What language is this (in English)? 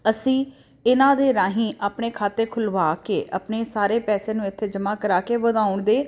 Punjabi